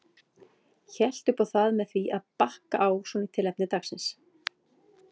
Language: Icelandic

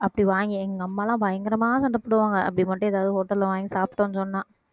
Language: Tamil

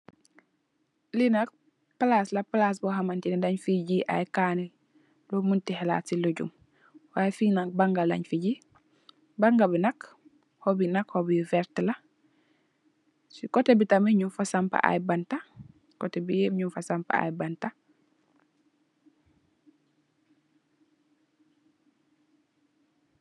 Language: Wolof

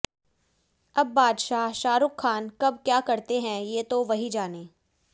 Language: Hindi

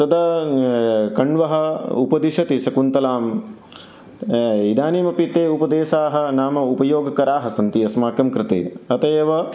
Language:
Sanskrit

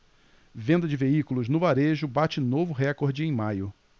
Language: Portuguese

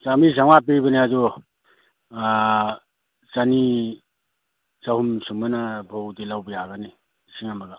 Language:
Manipuri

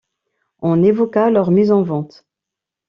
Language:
French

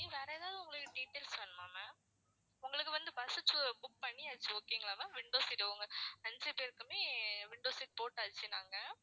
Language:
Tamil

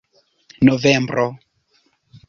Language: Esperanto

